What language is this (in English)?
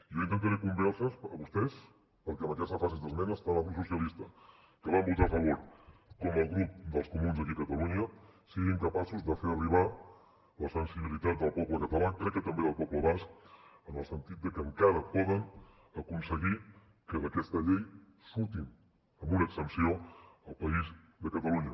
Catalan